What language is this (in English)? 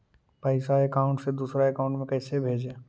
Magahi